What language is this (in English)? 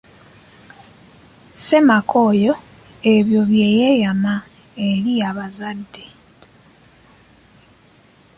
Ganda